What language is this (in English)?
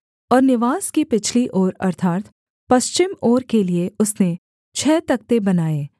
Hindi